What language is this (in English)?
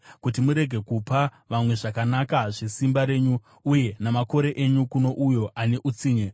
Shona